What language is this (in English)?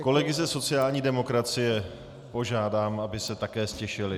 Czech